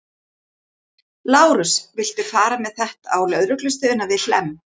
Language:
Icelandic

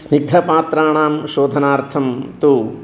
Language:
Sanskrit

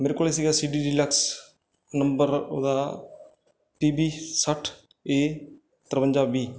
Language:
Punjabi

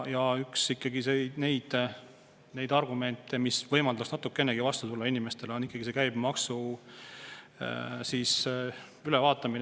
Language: Estonian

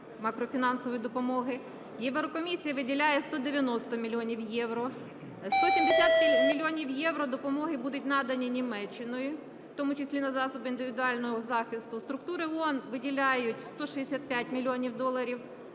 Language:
Ukrainian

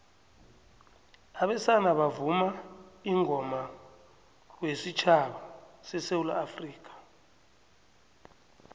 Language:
South Ndebele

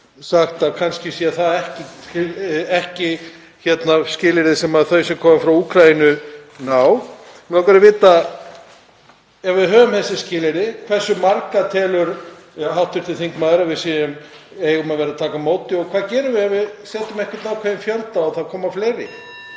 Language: Icelandic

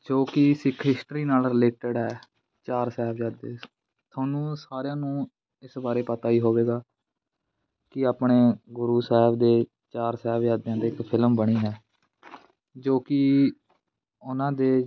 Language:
Punjabi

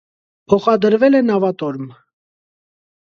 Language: Armenian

